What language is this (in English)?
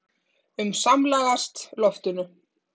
Icelandic